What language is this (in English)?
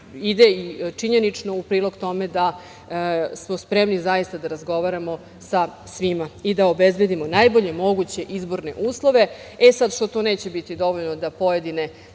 Serbian